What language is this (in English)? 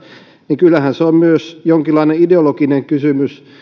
Finnish